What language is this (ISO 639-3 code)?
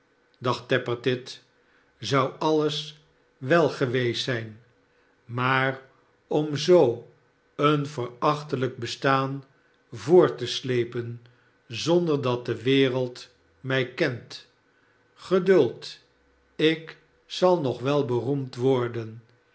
nld